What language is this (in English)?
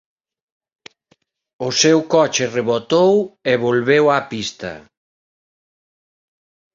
Galician